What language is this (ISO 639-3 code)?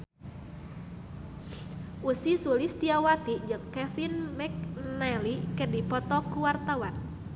sun